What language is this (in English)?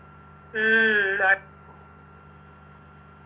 Malayalam